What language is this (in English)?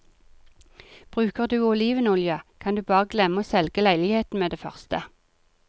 Norwegian